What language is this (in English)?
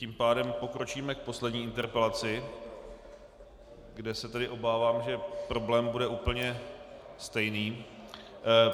Czech